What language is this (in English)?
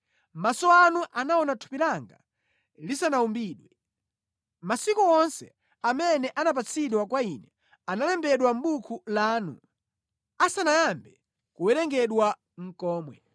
Nyanja